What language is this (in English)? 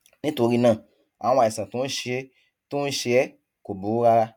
Yoruba